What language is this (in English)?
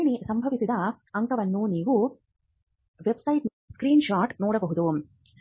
Kannada